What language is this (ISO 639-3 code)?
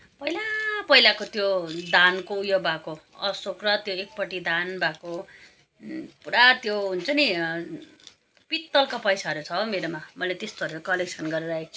nep